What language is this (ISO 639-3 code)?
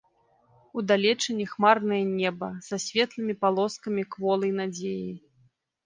bel